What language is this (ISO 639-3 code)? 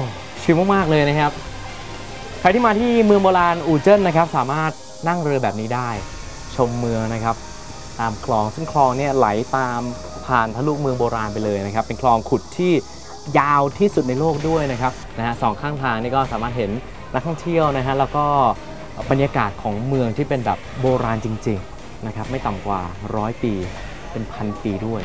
tha